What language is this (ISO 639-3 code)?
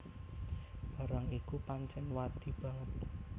jav